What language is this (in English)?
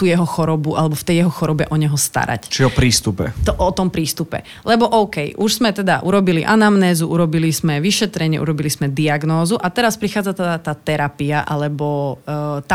Slovak